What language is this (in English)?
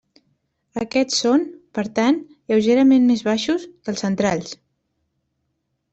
Catalan